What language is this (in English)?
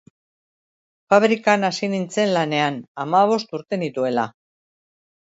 Basque